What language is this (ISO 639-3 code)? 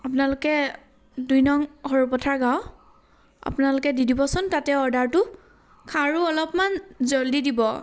asm